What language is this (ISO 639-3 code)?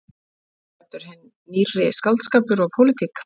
isl